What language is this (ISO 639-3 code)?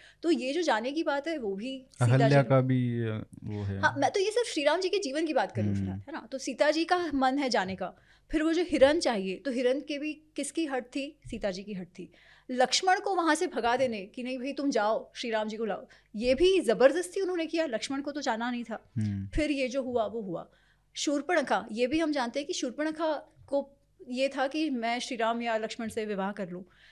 hin